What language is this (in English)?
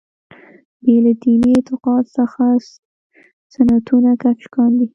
Pashto